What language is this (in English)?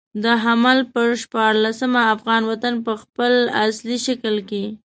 Pashto